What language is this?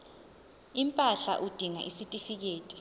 Zulu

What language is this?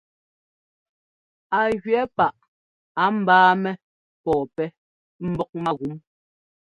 Ngomba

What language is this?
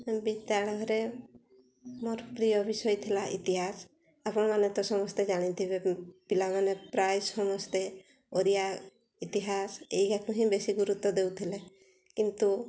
Odia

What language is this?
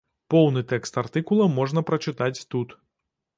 Belarusian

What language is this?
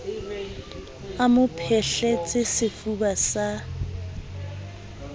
Southern Sotho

